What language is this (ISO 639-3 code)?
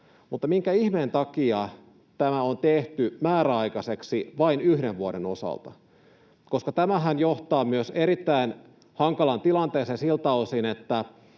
fin